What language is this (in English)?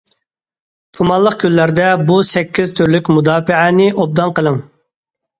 Uyghur